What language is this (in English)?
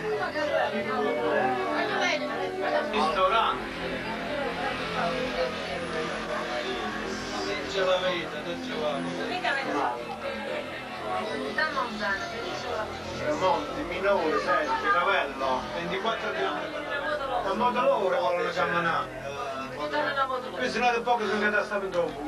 Italian